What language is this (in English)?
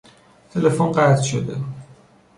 Persian